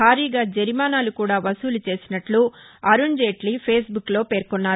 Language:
Telugu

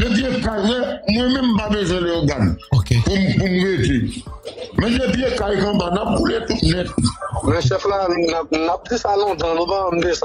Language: French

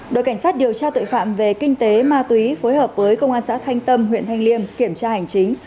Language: Vietnamese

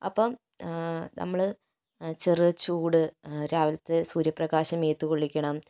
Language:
Malayalam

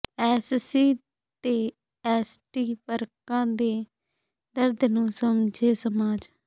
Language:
Punjabi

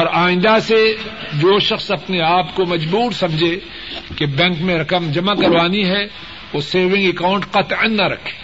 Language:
Urdu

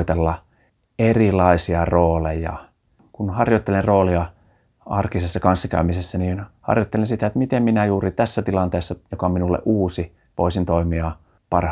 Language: Finnish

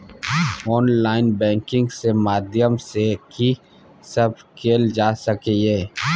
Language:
Maithili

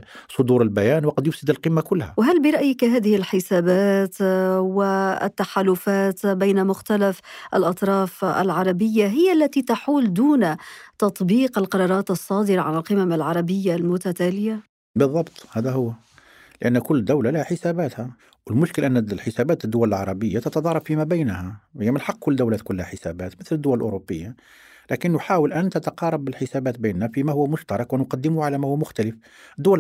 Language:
Arabic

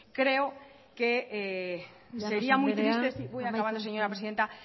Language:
Basque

